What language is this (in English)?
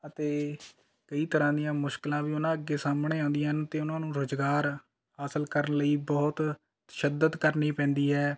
Punjabi